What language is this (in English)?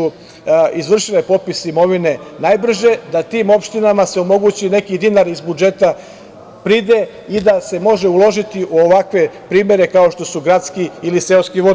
Serbian